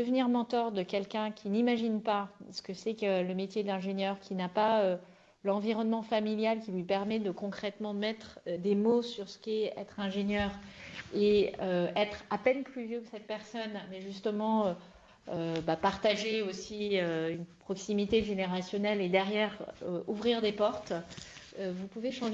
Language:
French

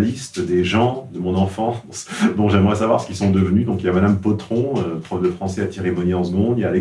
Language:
French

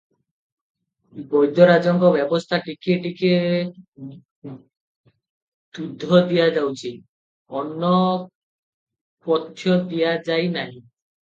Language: Odia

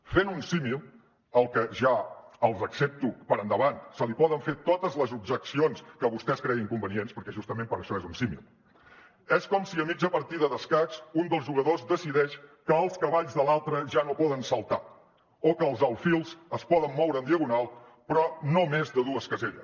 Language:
Catalan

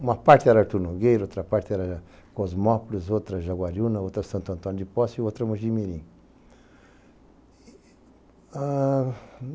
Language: Portuguese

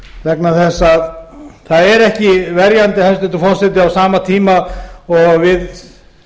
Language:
Icelandic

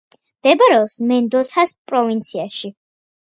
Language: Georgian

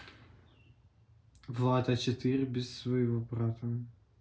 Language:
Russian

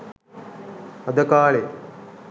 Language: Sinhala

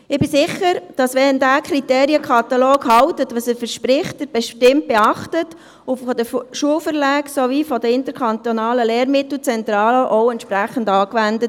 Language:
Swiss German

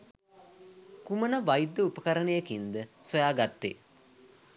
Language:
Sinhala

